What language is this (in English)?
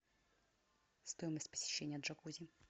Russian